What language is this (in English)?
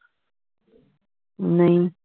Punjabi